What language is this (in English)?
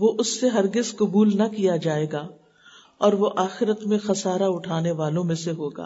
Urdu